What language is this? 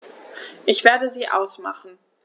German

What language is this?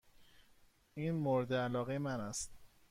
Persian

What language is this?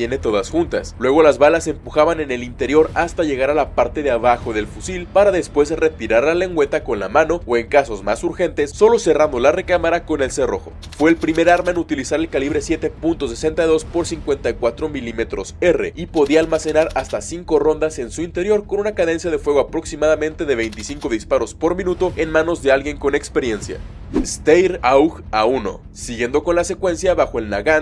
Spanish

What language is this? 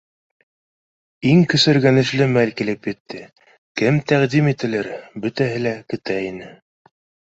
Bashkir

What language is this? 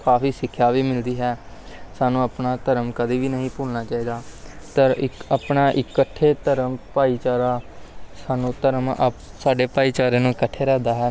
Punjabi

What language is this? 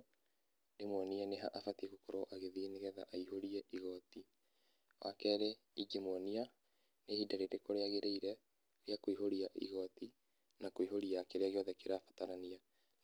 Kikuyu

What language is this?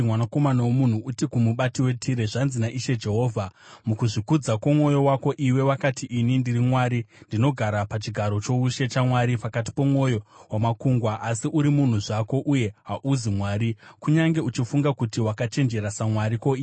Shona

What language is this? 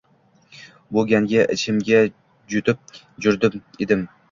Uzbek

